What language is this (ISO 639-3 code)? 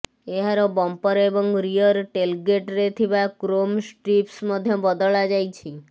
ori